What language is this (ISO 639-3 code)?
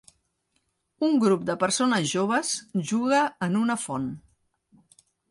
cat